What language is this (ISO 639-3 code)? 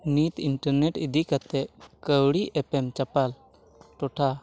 sat